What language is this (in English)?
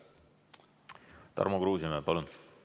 Estonian